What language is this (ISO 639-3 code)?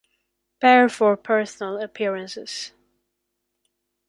eng